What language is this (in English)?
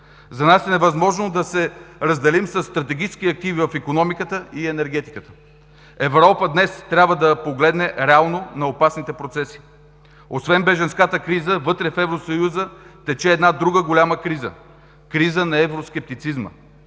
Bulgarian